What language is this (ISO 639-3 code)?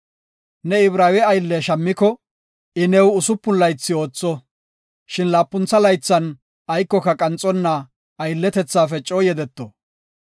gof